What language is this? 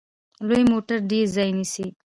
Pashto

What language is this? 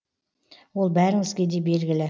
Kazakh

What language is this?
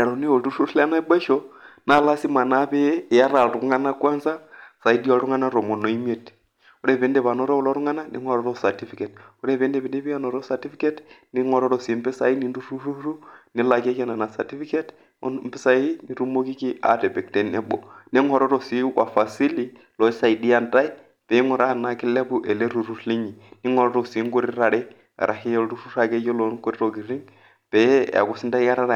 Masai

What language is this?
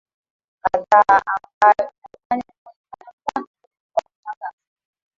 Swahili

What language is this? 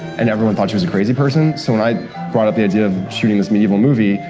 English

